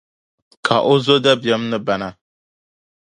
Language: Dagbani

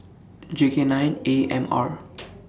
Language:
English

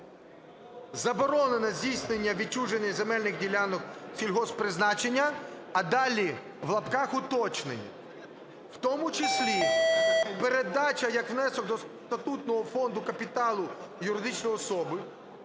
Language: Ukrainian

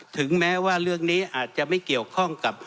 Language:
Thai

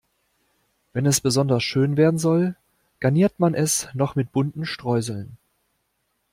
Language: German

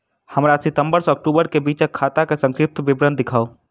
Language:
Maithili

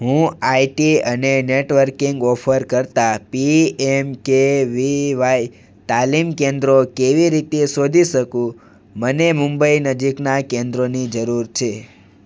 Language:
Gujarati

